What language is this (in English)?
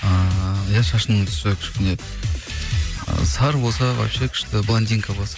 Kazakh